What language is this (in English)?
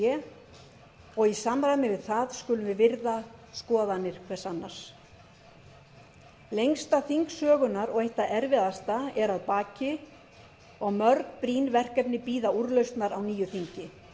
Icelandic